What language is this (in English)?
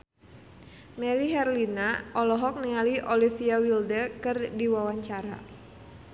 Sundanese